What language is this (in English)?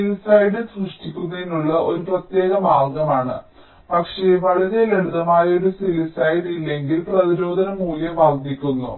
Malayalam